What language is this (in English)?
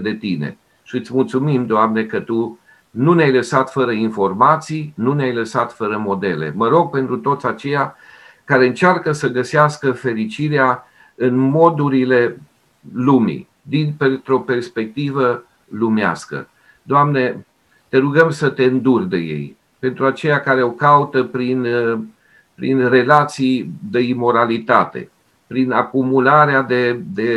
Romanian